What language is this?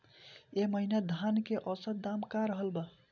Bhojpuri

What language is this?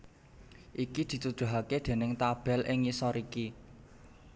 Javanese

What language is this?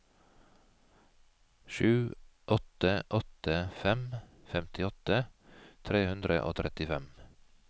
Norwegian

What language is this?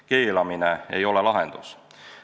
Estonian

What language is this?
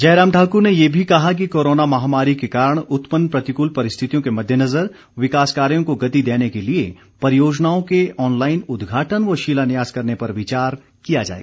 Hindi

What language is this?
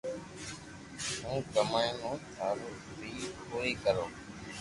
Loarki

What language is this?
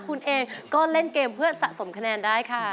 Thai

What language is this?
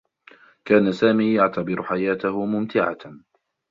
Arabic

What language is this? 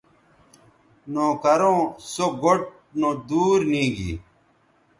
Bateri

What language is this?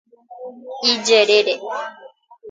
Guarani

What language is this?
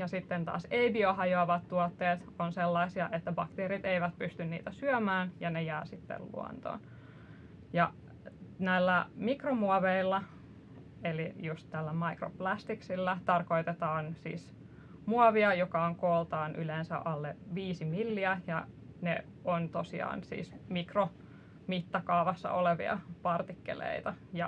Finnish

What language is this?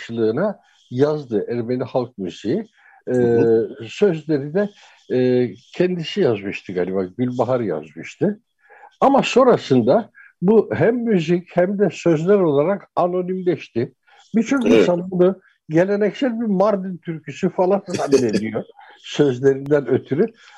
Turkish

